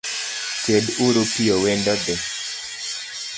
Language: Luo (Kenya and Tanzania)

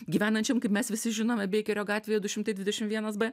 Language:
Lithuanian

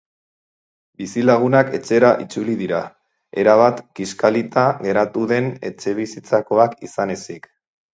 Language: Basque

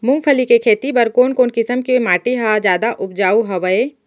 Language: Chhattisgarhi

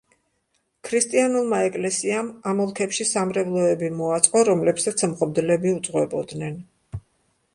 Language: Georgian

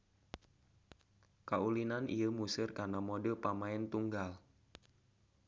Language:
Sundanese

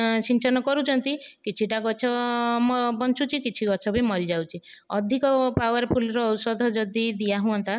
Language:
Odia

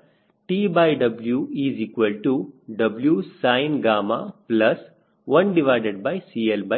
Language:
Kannada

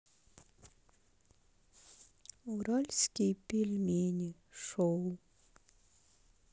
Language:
Russian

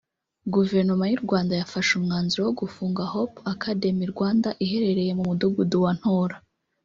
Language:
Kinyarwanda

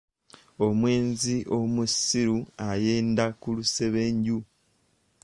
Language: Ganda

